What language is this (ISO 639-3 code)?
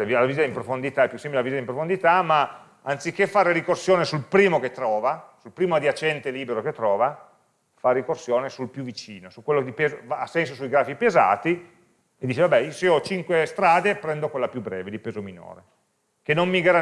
ita